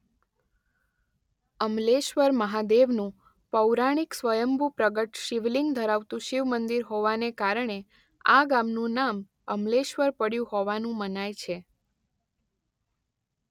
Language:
Gujarati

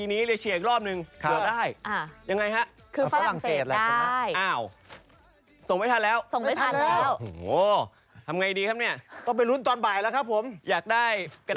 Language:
Thai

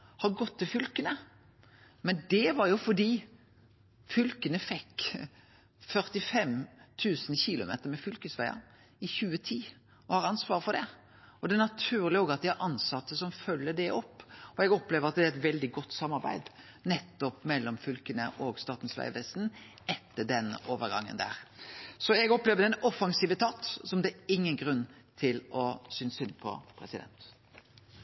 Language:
Norwegian Nynorsk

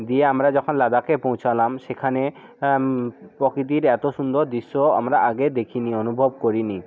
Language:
Bangla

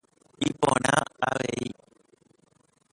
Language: Guarani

